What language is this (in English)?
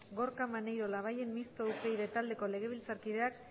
Basque